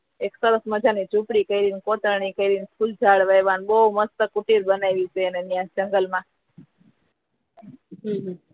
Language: Gujarati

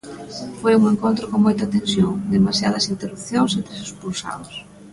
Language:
Galician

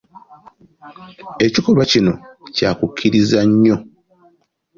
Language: Ganda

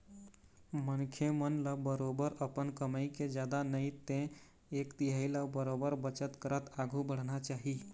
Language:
Chhattisgarhi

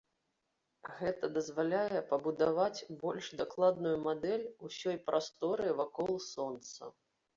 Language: Belarusian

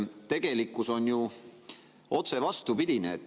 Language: Estonian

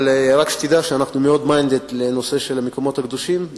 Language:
Hebrew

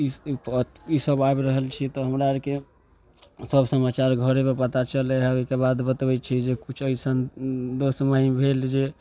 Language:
Maithili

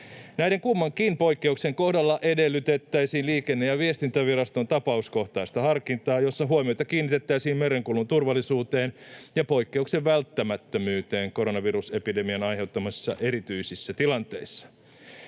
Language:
Finnish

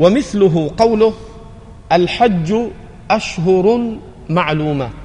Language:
Arabic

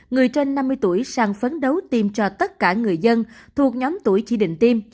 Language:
Vietnamese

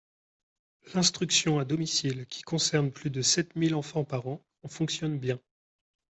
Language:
French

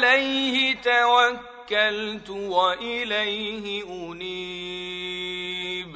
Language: Arabic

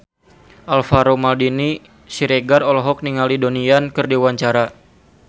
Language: Sundanese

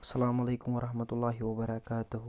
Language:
Kashmiri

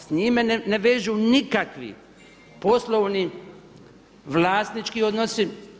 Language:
Croatian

